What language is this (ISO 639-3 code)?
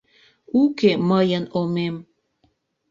chm